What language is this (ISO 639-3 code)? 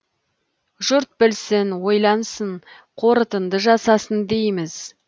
kaz